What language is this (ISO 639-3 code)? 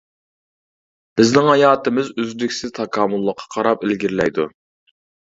uig